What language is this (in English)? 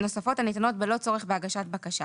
Hebrew